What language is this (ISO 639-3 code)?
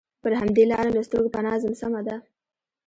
pus